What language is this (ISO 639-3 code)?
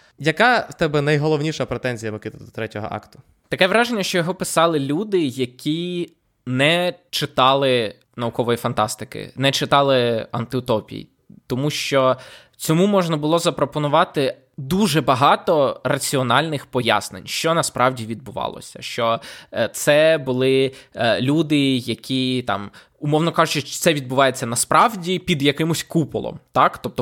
ukr